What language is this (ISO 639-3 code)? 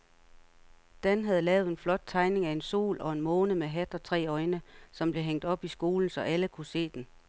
dan